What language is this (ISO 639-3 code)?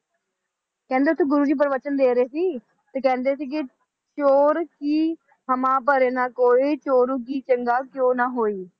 pan